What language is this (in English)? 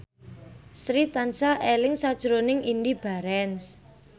Javanese